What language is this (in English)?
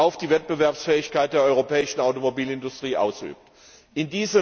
German